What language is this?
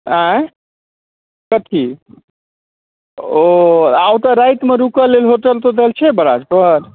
Maithili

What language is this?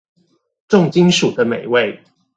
Chinese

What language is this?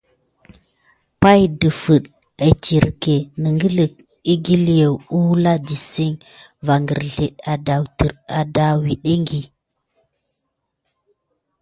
Gidar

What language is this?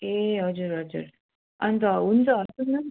Nepali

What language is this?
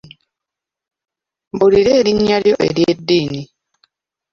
Ganda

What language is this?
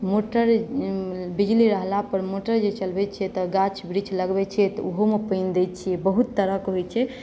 Maithili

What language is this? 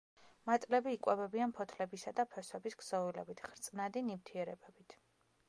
Georgian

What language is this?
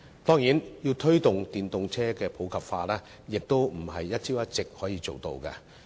Cantonese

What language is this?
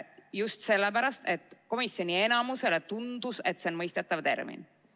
Estonian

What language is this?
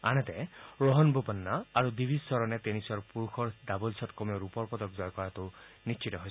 Assamese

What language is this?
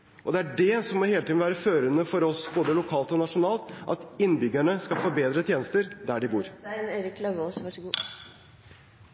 Norwegian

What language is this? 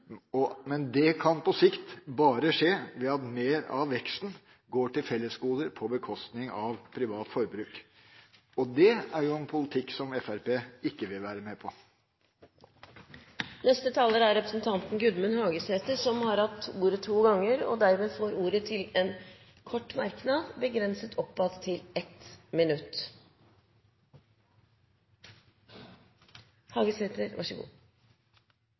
Norwegian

